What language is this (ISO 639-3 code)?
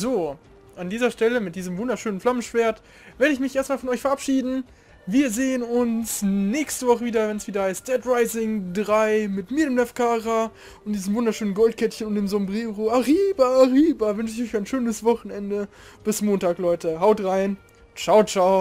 deu